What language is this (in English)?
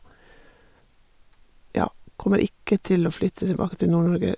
Norwegian